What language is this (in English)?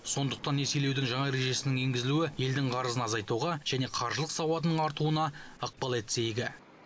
Kazakh